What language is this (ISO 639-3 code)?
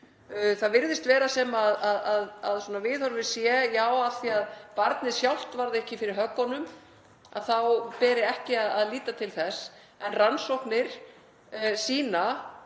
isl